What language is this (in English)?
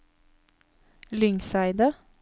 Norwegian